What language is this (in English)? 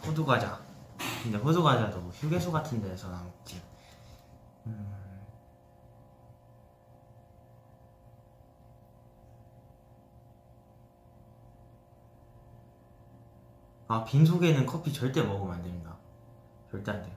Korean